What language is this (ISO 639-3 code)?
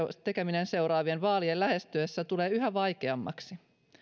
fin